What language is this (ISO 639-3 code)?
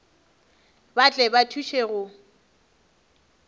nso